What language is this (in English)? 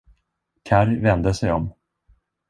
Swedish